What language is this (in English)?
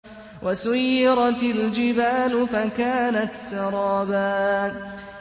Arabic